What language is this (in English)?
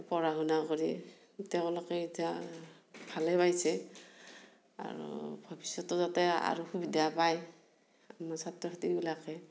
Assamese